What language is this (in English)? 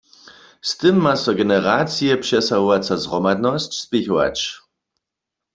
Upper Sorbian